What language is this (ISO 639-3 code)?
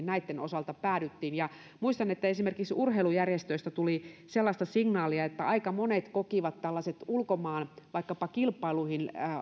fin